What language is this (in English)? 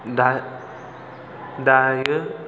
Bodo